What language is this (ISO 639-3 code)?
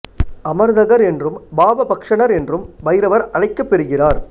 tam